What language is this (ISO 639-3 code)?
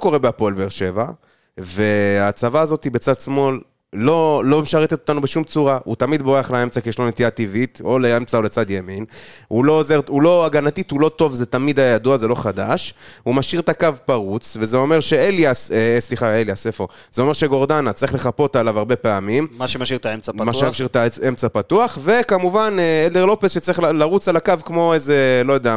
heb